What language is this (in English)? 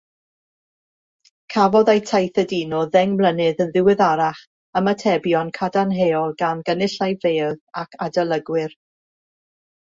Welsh